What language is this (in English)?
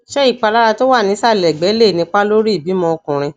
Yoruba